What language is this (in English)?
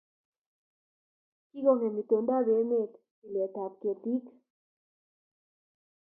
Kalenjin